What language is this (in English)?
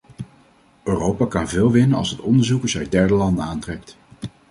Dutch